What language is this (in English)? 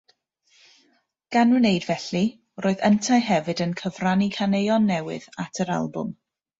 Welsh